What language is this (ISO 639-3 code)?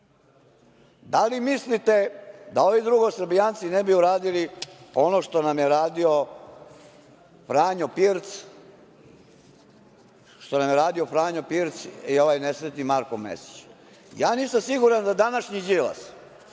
srp